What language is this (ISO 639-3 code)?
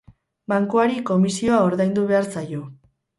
eus